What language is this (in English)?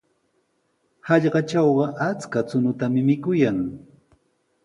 Sihuas Ancash Quechua